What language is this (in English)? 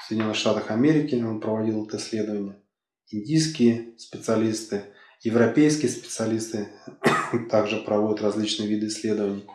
Russian